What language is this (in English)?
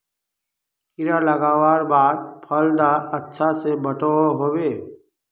Magahi